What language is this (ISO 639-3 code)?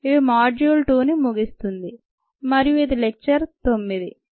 tel